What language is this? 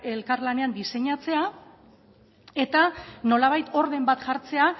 Basque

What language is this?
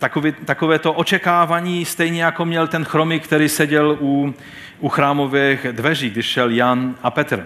Czech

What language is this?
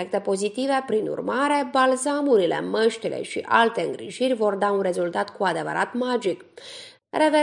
Romanian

